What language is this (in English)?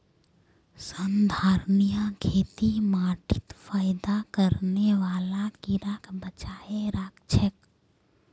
Magahi